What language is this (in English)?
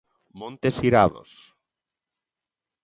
Galician